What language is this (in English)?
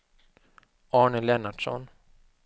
Swedish